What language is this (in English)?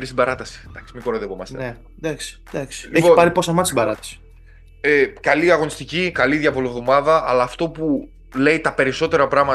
Greek